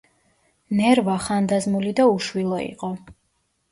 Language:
Georgian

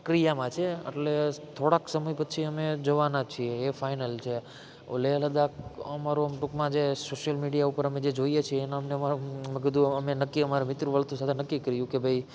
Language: Gujarati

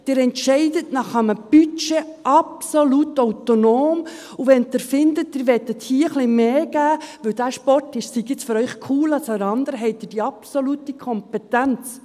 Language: Swiss German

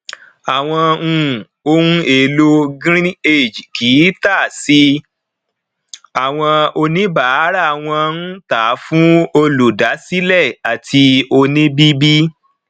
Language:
Yoruba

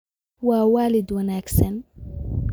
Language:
Somali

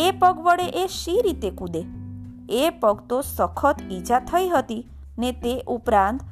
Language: Gujarati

